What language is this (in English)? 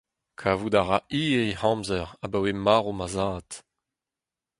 Breton